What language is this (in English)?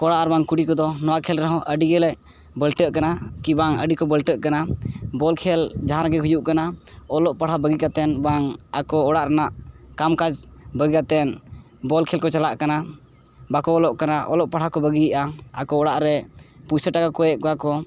Santali